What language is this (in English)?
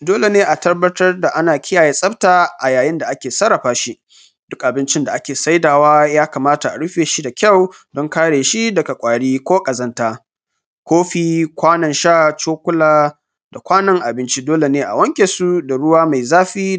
Hausa